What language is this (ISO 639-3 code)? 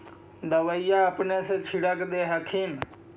mag